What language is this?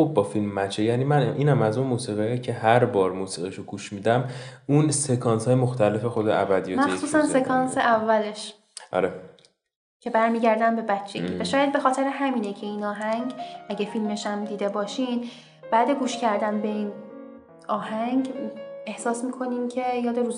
Persian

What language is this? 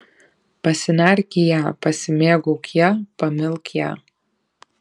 Lithuanian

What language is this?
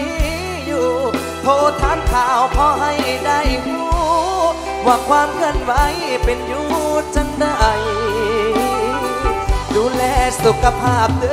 Thai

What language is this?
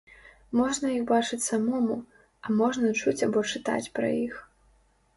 Belarusian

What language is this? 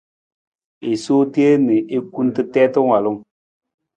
Nawdm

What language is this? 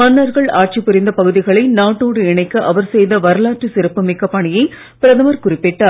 Tamil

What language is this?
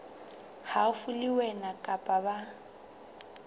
Southern Sotho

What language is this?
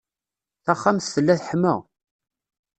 Kabyle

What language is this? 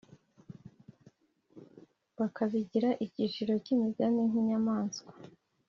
Kinyarwanda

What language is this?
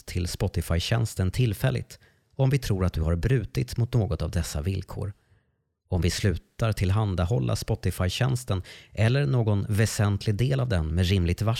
Swedish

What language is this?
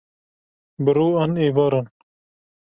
Kurdish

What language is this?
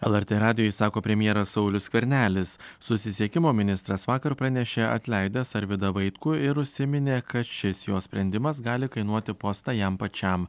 Lithuanian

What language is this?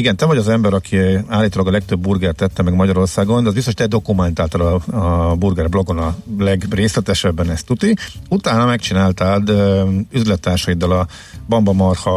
Hungarian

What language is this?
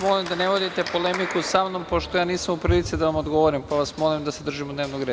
Serbian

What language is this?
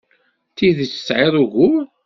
Kabyle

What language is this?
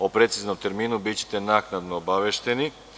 Serbian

